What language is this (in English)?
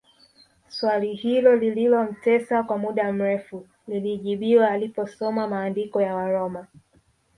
Swahili